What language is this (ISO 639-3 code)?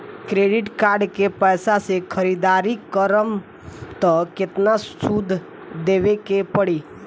bho